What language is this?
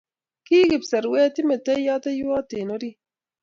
Kalenjin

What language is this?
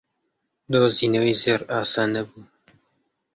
Central Kurdish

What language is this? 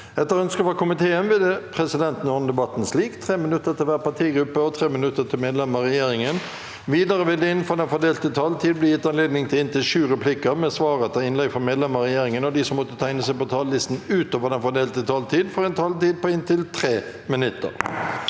Norwegian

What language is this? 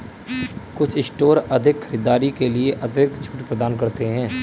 Hindi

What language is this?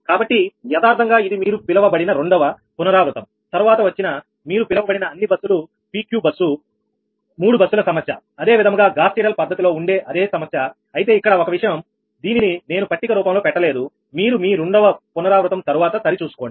Telugu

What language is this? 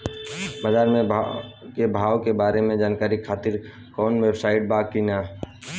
Bhojpuri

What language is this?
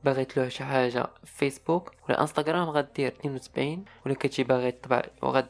Arabic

